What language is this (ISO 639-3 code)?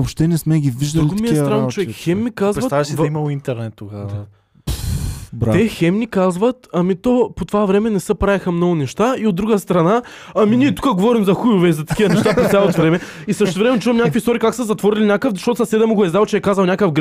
bul